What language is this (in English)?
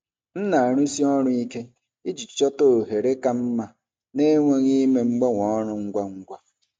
Igbo